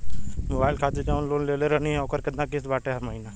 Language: Bhojpuri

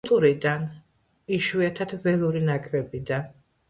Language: Georgian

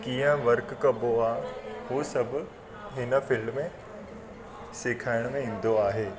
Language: Sindhi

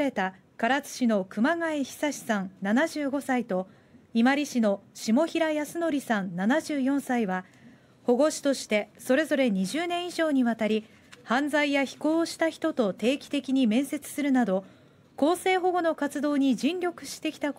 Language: Japanese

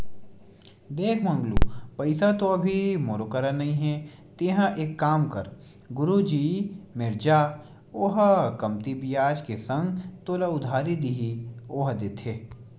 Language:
Chhattisgarhi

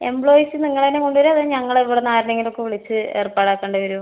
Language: Malayalam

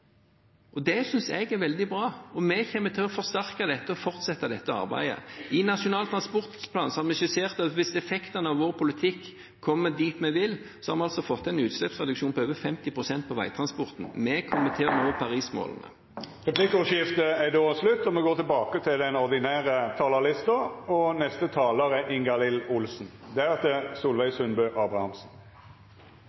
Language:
Norwegian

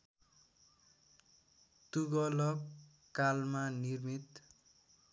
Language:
Nepali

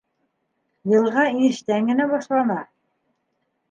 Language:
Bashkir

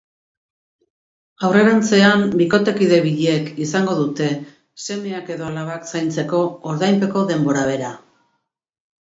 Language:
Basque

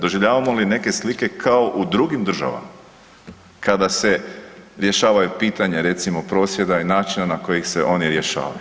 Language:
Croatian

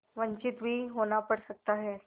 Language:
Hindi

